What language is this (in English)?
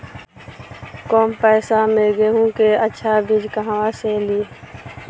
Bhojpuri